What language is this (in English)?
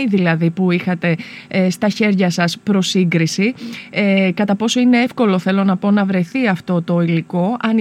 Greek